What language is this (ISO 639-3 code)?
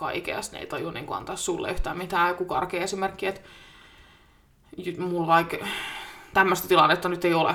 fin